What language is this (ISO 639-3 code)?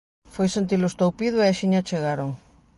glg